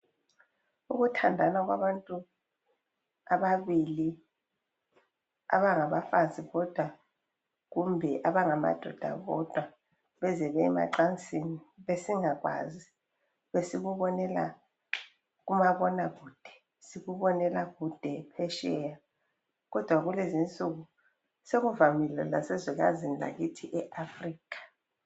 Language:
North Ndebele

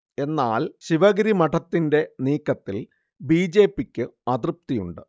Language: Malayalam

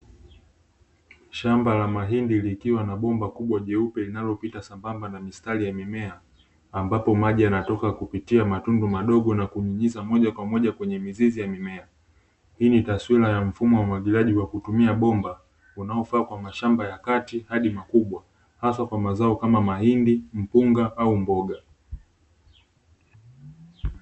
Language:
Swahili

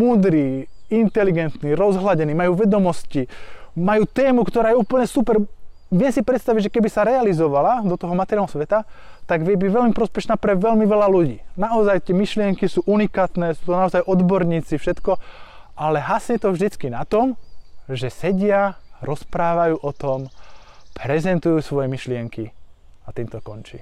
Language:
Slovak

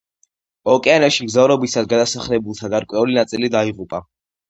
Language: Georgian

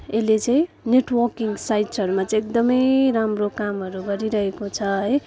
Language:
Nepali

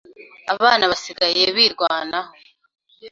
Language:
Kinyarwanda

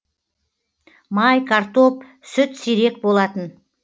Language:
Kazakh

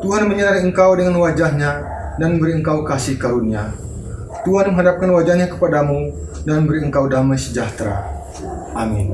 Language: Indonesian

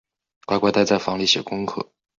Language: Chinese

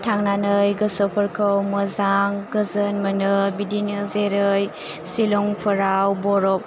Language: Bodo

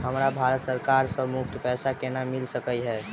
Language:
Maithili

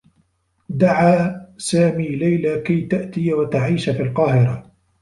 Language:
Arabic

